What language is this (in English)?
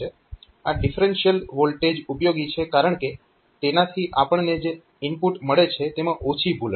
Gujarati